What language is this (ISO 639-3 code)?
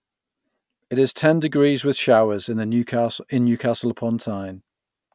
eng